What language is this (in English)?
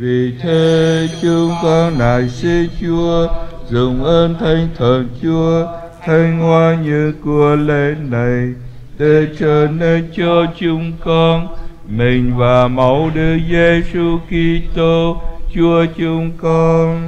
Vietnamese